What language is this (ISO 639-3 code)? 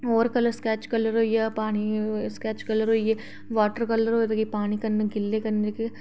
doi